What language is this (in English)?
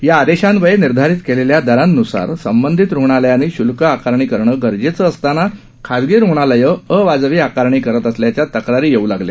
Marathi